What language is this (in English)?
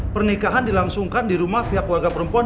Indonesian